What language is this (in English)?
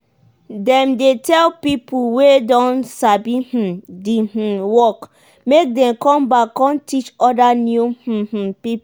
Nigerian Pidgin